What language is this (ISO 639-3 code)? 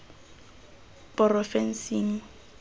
tsn